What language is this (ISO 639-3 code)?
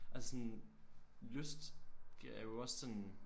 dan